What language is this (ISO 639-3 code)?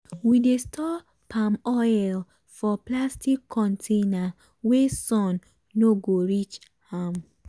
pcm